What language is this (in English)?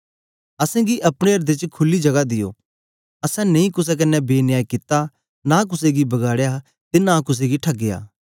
Dogri